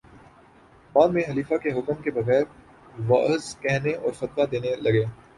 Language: Urdu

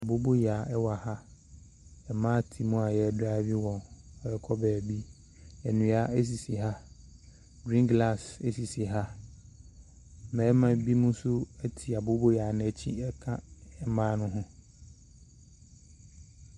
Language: Akan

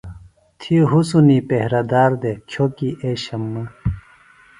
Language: Phalura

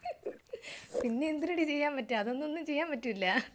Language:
Malayalam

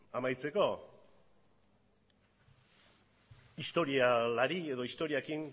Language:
Basque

